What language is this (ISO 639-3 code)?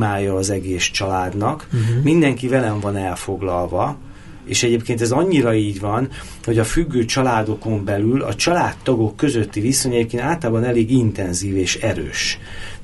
hun